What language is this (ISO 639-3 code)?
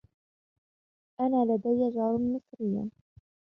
ara